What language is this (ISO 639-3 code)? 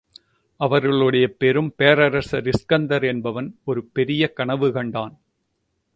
tam